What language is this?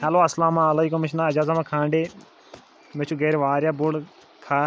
Kashmiri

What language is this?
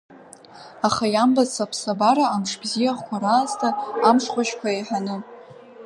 Abkhazian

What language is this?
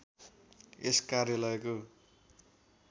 Nepali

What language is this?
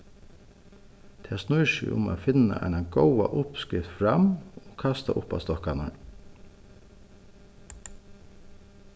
Faroese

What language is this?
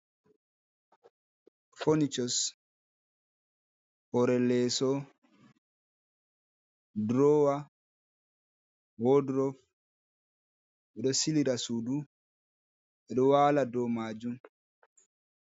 Fula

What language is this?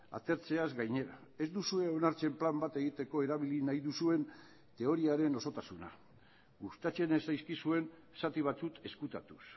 Basque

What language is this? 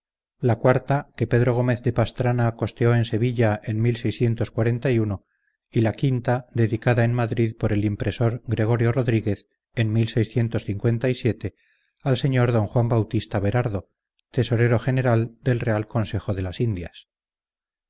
Spanish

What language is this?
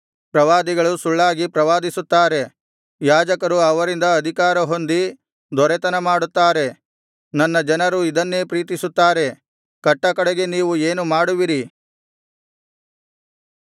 Kannada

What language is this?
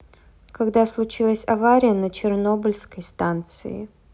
Russian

